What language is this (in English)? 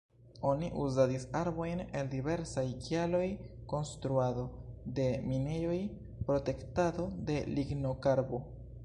Esperanto